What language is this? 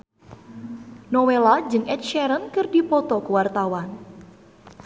Sundanese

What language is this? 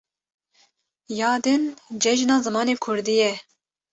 Kurdish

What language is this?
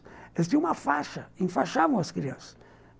Portuguese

